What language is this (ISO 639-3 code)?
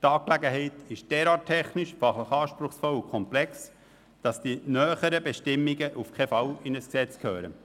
gsw